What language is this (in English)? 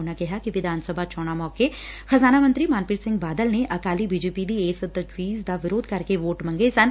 Punjabi